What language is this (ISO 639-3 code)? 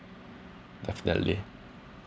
eng